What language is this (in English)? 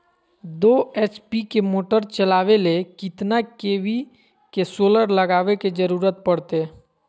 Magahi